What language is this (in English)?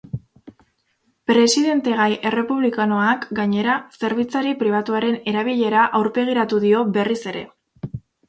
Basque